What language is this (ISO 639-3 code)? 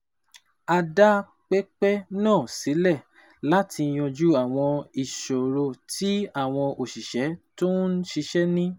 yor